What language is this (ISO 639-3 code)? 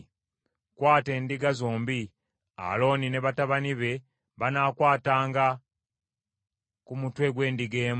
lug